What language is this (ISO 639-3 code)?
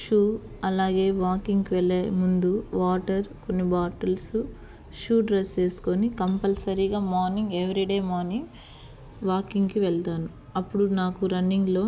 tel